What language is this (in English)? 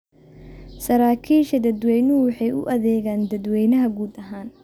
Somali